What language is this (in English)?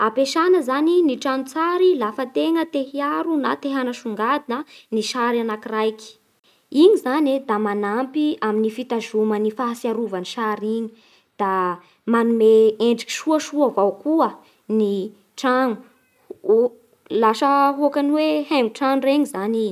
Bara Malagasy